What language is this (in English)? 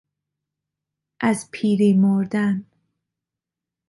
Persian